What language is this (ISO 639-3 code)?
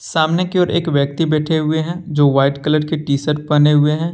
hin